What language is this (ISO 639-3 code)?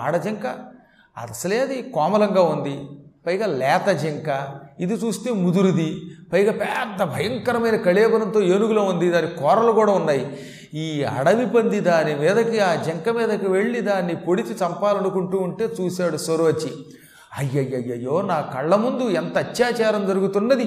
tel